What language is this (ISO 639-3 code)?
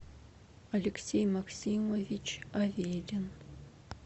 rus